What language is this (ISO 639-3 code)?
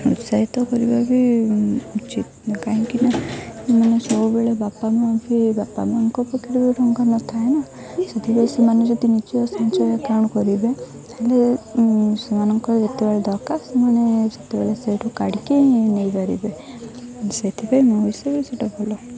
ori